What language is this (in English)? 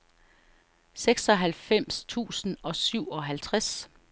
Danish